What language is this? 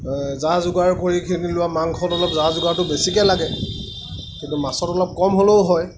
Assamese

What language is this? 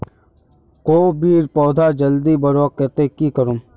Magahi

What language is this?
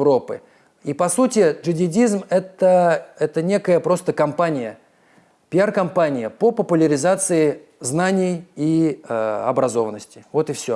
Russian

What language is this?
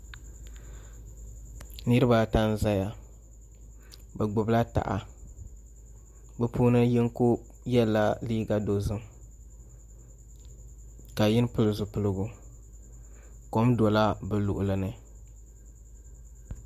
Dagbani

